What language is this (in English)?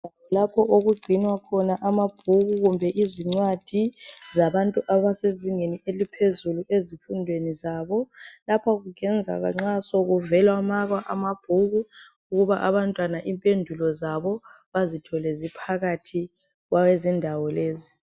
North Ndebele